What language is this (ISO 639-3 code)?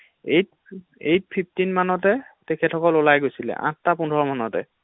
asm